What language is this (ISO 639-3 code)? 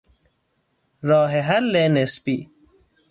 fas